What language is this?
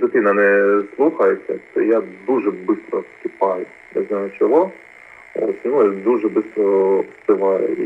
Ukrainian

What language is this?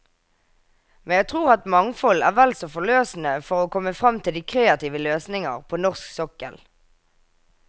Norwegian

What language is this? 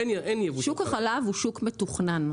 Hebrew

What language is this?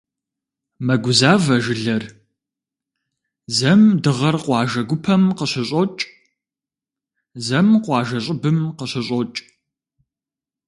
Kabardian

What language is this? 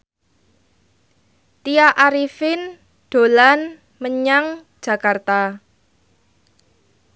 Javanese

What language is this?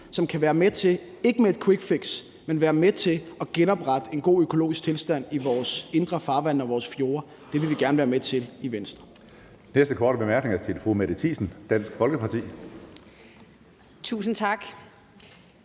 Danish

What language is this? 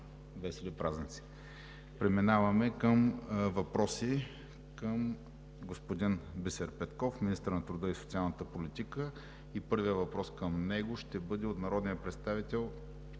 Bulgarian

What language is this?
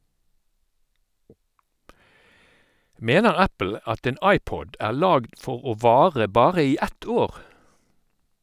Norwegian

